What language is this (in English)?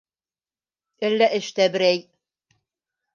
Bashkir